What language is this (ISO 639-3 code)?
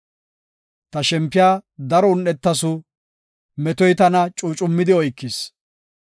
gof